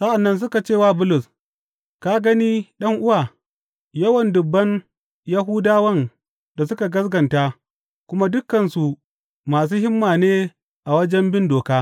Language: Hausa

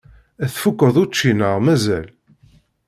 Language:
Kabyle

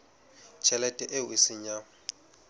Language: Southern Sotho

